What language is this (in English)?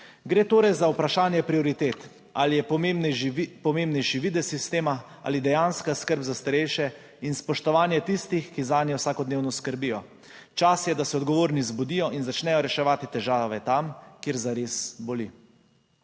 Slovenian